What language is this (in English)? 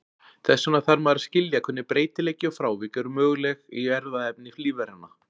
Icelandic